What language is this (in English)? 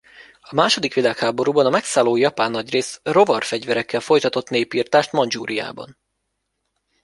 Hungarian